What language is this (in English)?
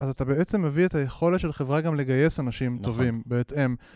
Hebrew